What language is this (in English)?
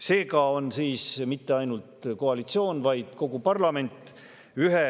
Estonian